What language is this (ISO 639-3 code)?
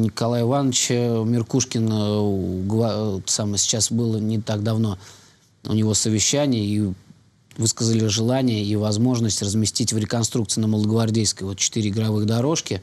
rus